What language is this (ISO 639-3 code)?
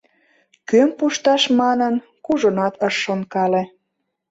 chm